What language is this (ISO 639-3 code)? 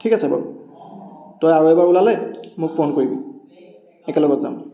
asm